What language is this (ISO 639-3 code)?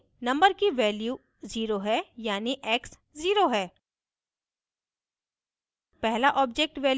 hin